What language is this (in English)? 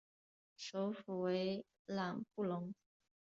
Chinese